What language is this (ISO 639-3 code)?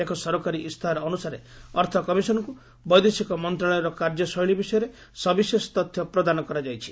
ori